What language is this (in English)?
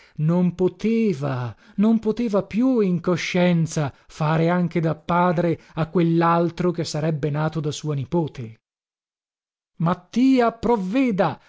Italian